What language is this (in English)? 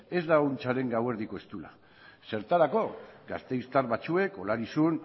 Basque